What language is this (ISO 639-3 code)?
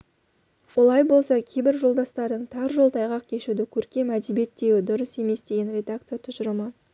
kaz